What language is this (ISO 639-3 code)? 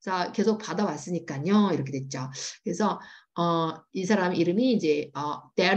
kor